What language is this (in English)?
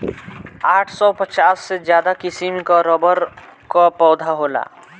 Bhojpuri